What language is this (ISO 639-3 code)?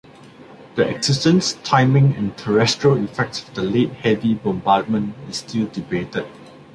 eng